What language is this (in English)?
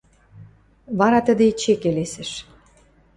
Western Mari